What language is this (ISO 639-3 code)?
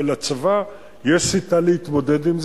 heb